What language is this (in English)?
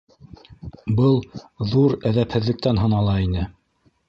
Bashkir